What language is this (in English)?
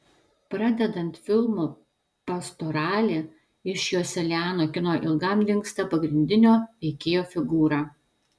Lithuanian